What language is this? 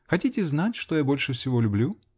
Russian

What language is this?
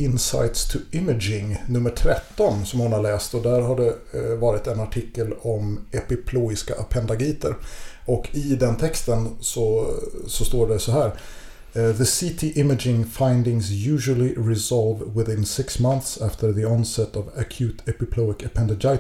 Swedish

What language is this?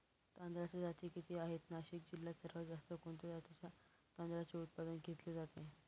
Marathi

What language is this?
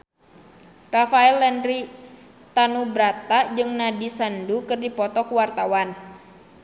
Sundanese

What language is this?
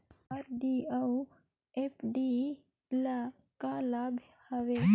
Chhattisgarhi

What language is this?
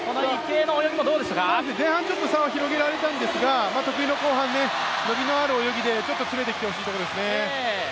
Japanese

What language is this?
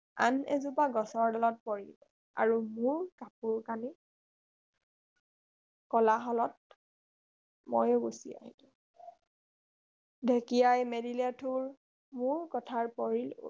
Assamese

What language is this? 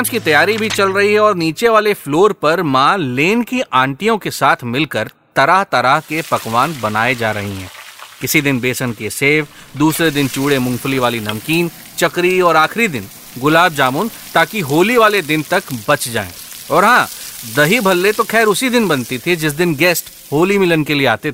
Hindi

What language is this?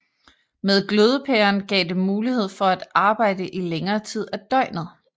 Danish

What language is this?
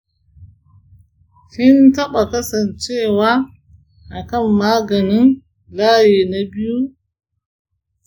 Hausa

